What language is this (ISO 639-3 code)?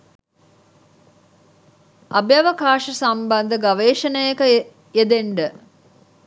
sin